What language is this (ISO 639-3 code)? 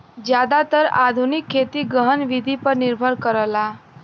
bho